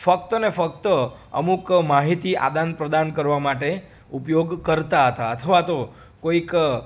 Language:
Gujarati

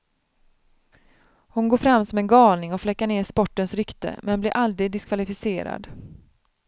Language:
Swedish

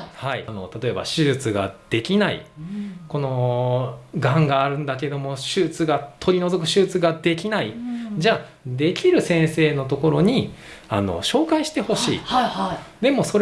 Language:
Japanese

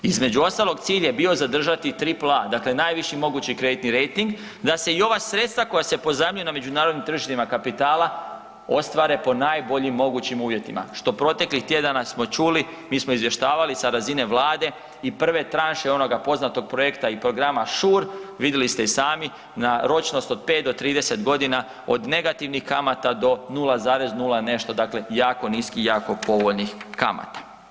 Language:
Croatian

